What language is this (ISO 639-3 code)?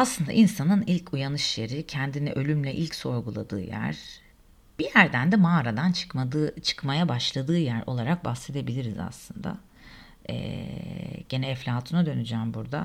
tur